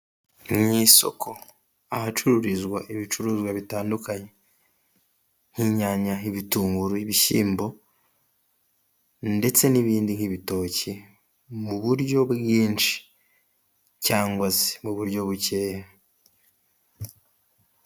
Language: Kinyarwanda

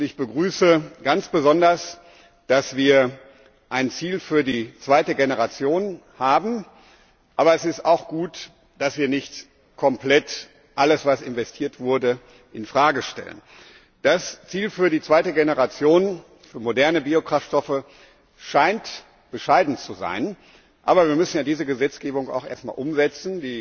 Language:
German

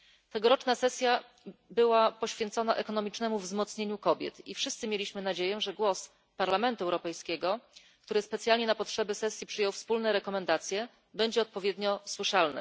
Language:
Polish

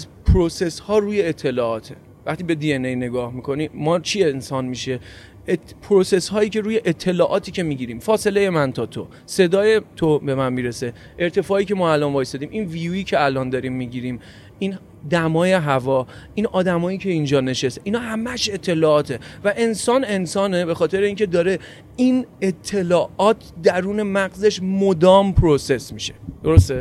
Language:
Persian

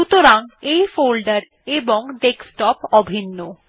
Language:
Bangla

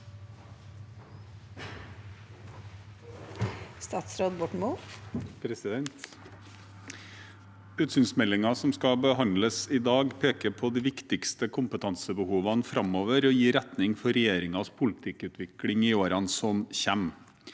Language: Norwegian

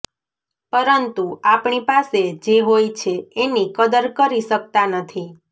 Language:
Gujarati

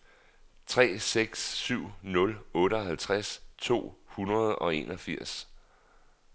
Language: Danish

